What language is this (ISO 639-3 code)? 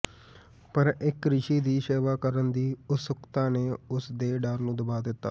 pan